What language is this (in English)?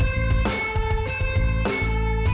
Indonesian